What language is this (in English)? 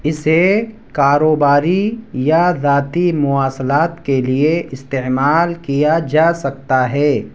Urdu